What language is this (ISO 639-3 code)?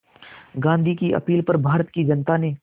hin